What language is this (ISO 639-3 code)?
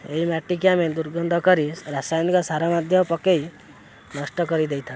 ori